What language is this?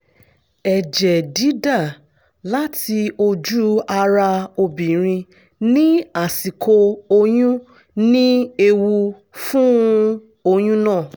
Yoruba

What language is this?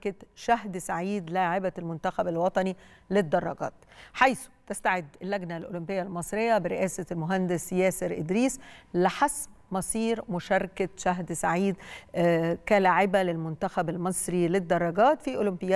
Arabic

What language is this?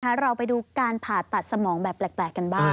Thai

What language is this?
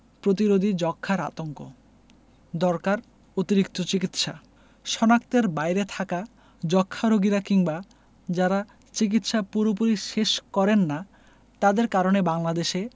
Bangla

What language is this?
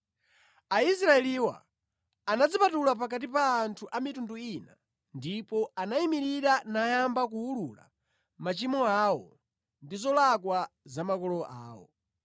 Nyanja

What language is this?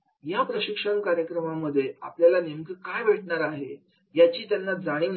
Marathi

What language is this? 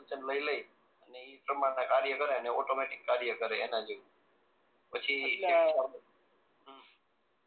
Gujarati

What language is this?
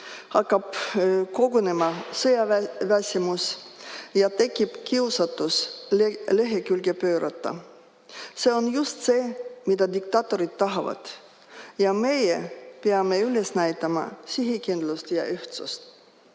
Estonian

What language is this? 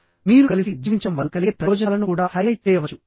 Telugu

